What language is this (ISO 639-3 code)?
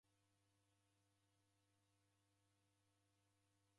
dav